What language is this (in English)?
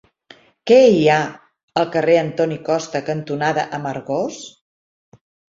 Catalan